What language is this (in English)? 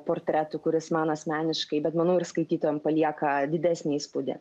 Lithuanian